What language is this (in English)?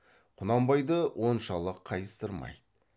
Kazakh